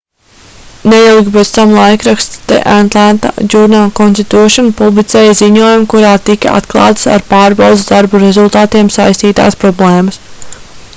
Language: Latvian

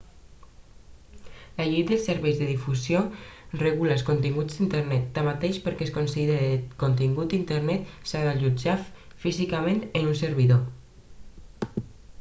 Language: Catalan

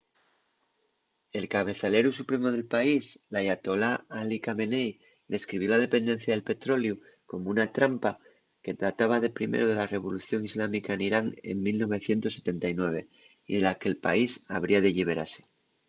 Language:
Asturian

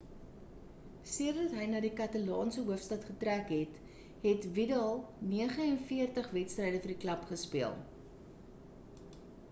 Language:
Afrikaans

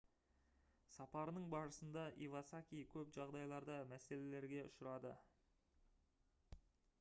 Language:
Kazakh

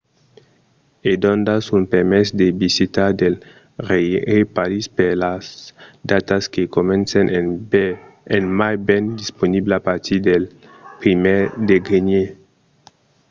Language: Occitan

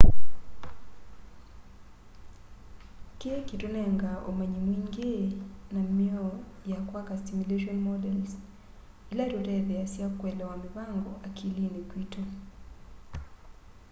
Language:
Kamba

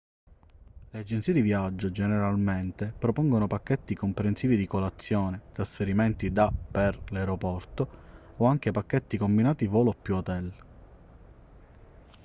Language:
Italian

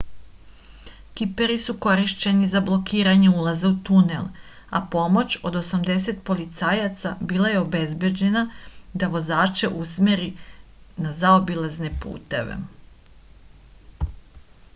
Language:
Serbian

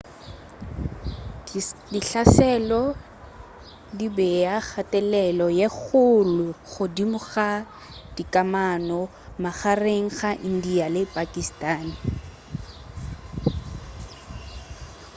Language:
Northern Sotho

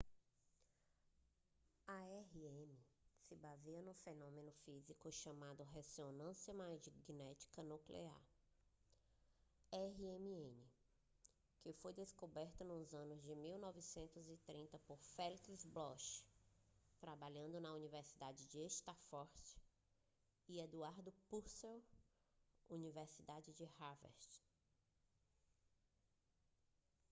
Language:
Portuguese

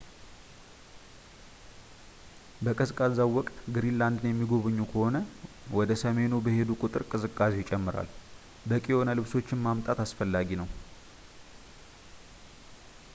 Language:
Amharic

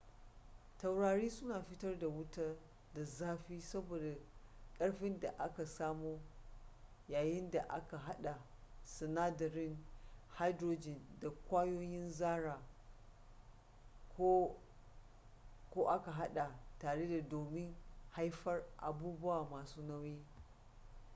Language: Hausa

